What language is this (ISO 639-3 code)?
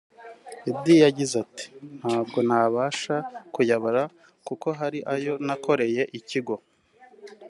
kin